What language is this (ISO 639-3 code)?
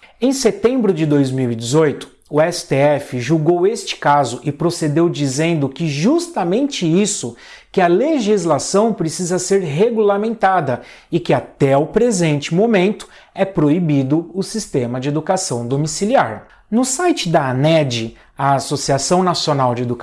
por